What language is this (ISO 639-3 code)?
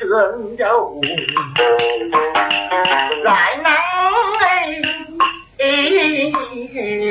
vie